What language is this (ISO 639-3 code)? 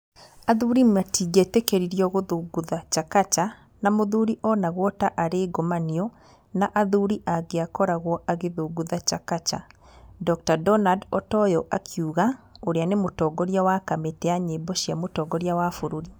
kik